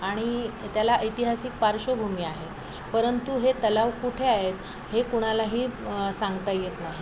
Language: Marathi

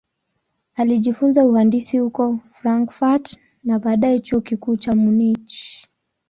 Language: Swahili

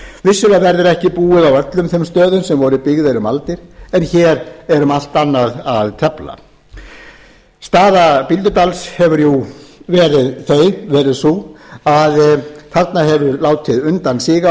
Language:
Icelandic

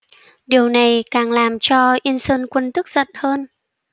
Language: Vietnamese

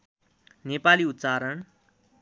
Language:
Nepali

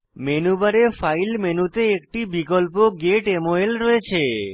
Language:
Bangla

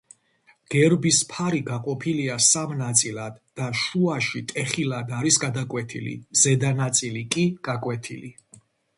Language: Georgian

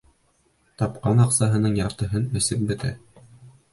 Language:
Bashkir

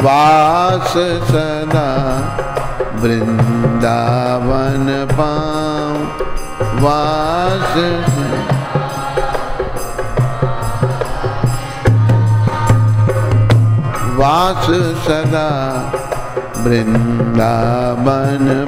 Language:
Hindi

